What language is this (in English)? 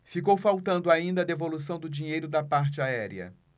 Portuguese